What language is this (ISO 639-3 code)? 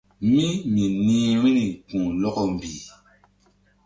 mdd